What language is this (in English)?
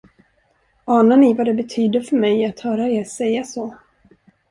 Swedish